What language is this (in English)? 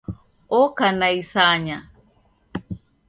Taita